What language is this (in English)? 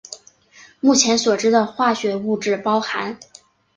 Chinese